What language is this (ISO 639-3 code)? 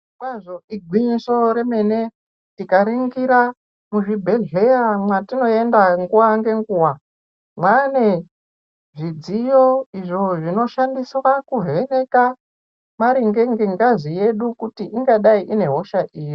ndc